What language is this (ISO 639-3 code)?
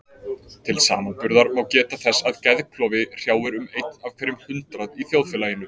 isl